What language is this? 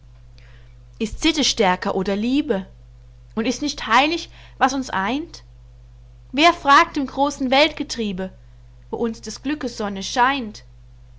German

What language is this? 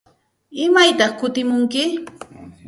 Santa Ana de Tusi Pasco Quechua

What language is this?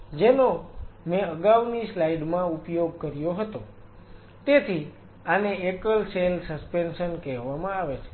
Gujarati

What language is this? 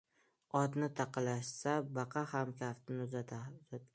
Uzbek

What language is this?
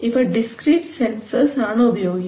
Malayalam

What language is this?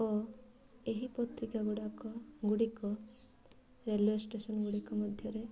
Odia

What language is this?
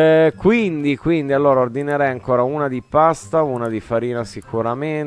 Italian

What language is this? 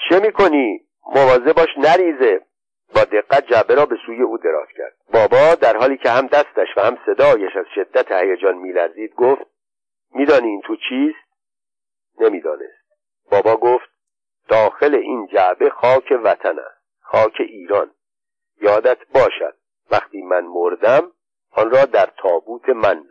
Persian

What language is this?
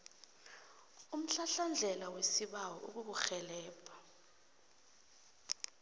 South Ndebele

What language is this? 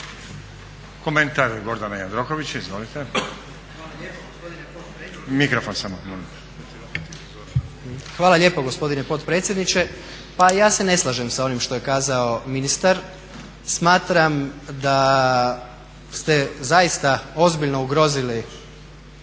Croatian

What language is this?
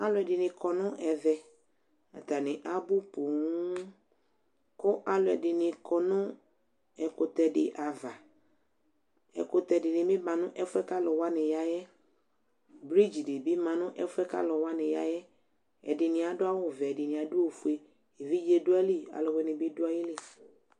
Ikposo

